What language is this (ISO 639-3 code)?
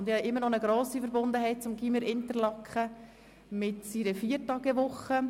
gsw